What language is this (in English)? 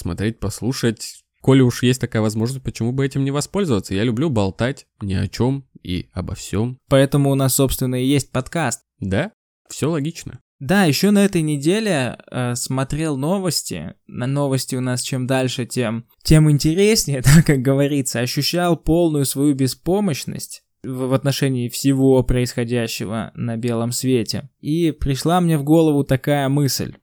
Russian